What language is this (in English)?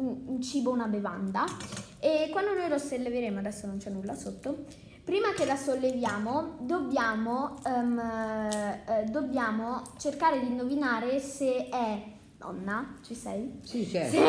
Italian